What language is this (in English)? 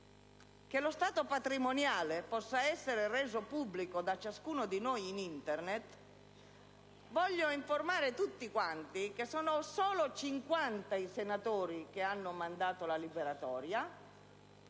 Italian